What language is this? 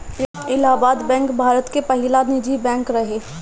Bhojpuri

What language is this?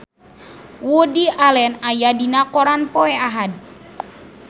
Sundanese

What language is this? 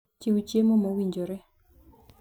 Luo (Kenya and Tanzania)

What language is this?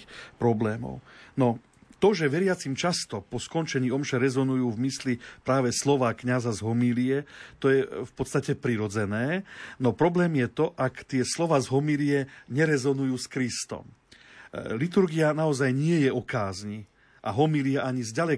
Slovak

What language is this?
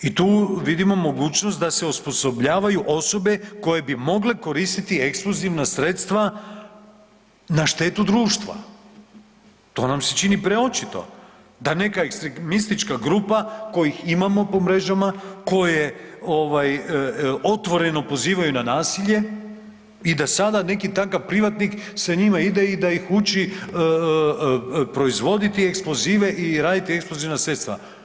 Croatian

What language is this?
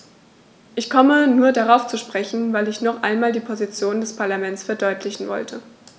German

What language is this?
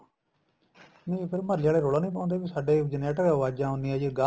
Punjabi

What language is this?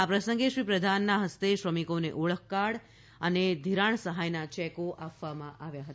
Gujarati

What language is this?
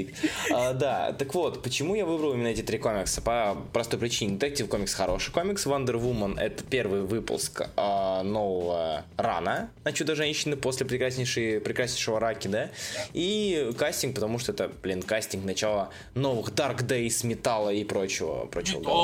Russian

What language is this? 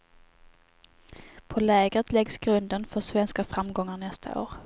Swedish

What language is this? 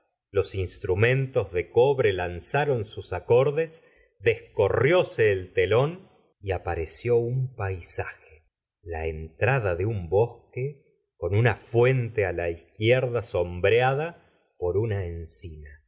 Spanish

